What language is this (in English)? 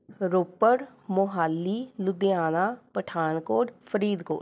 Punjabi